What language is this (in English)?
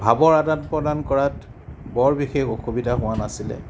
Assamese